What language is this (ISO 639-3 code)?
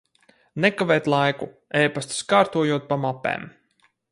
lav